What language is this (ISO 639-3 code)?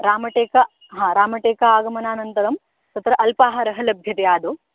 san